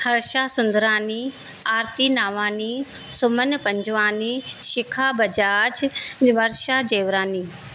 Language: Sindhi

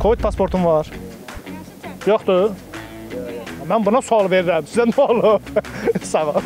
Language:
Turkish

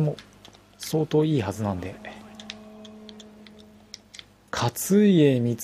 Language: Japanese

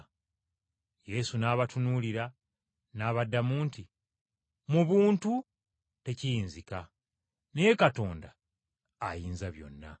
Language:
Ganda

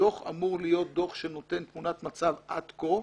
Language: Hebrew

